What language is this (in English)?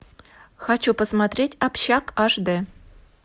Russian